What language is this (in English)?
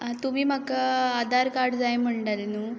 Konkani